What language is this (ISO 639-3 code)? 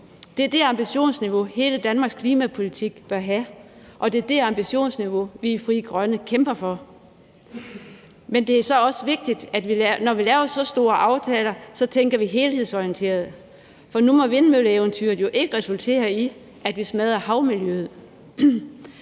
dan